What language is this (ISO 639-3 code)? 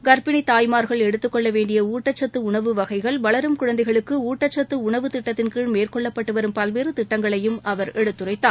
tam